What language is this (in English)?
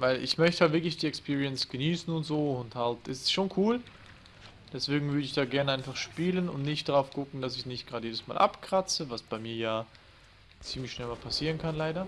German